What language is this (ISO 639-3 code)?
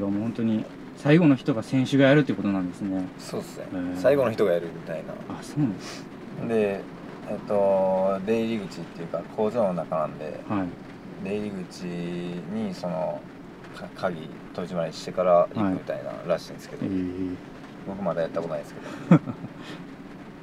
jpn